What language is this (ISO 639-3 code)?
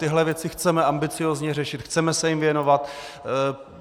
ces